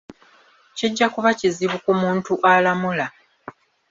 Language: Ganda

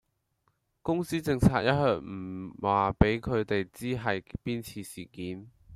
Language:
Cantonese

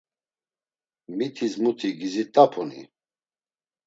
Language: Laz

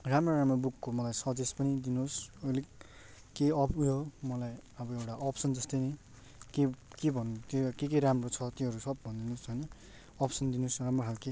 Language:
Nepali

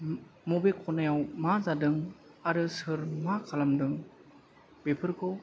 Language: Bodo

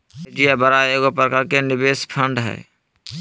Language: Magahi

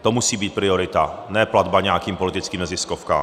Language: Czech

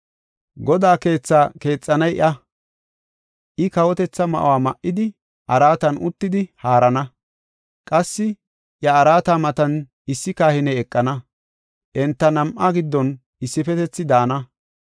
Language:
Gofa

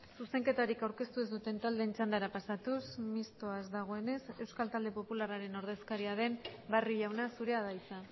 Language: Basque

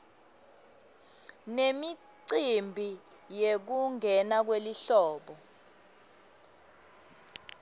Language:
Swati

